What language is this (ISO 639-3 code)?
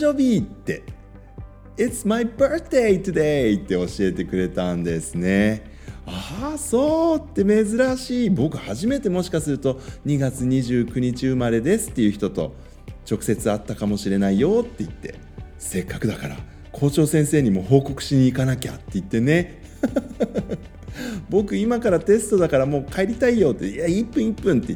jpn